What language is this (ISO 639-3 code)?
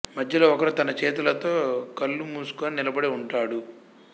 tel